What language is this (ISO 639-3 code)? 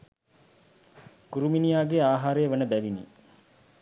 sin